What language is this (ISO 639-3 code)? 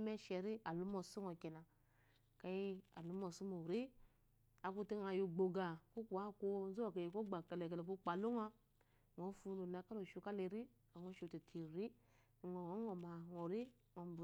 afo